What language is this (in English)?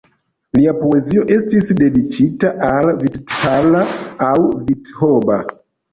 Esperanto